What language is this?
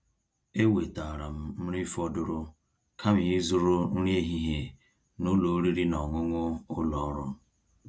Igbo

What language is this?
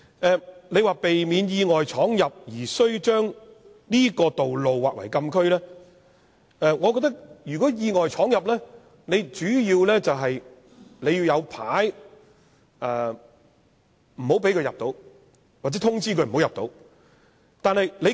Cantonese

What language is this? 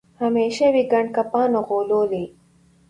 Pashto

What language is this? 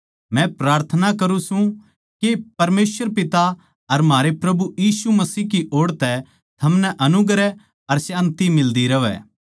Haryanvi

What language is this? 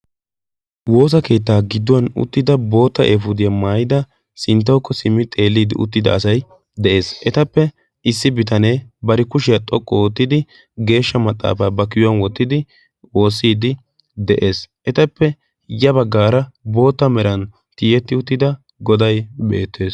Wolaytta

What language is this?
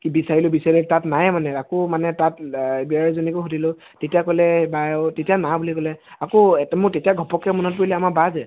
Assamese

